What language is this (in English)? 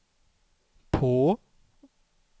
Swedish